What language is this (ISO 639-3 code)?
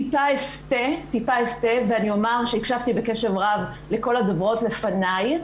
heb